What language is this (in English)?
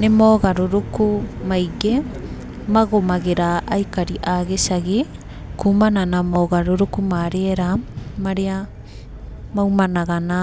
Kikuyu